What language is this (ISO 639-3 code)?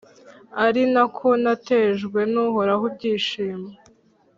kin